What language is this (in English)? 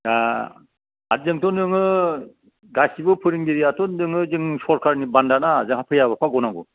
Bodo